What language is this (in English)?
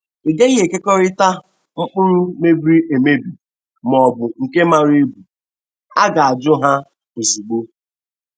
Igbo